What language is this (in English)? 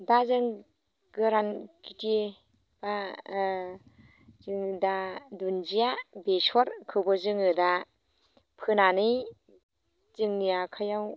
Bodo